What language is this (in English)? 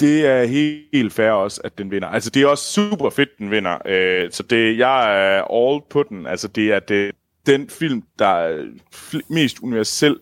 Danish